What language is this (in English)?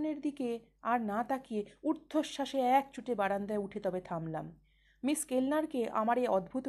Bangla